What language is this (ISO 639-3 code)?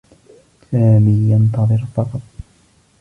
ara